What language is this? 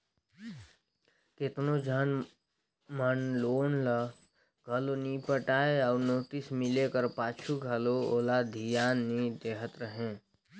Chhattisgarhi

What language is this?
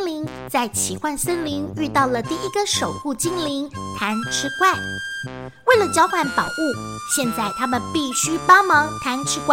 Chinese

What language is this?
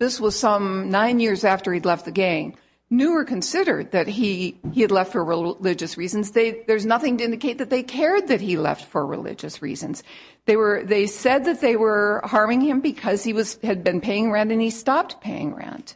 English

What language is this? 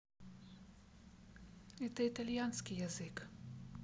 Russian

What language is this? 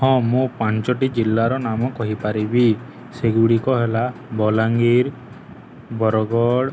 Odia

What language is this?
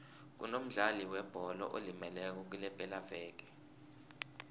South Ndebele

